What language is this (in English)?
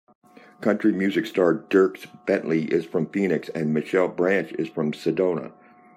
English